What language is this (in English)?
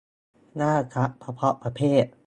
Thai